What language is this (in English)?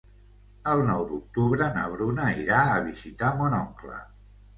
Catalan